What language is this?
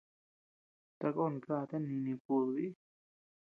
Tepeuxila Cuicatec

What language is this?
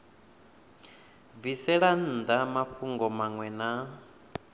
Venda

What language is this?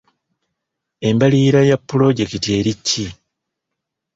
Ganda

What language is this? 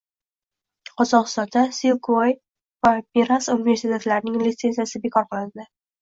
Uzbek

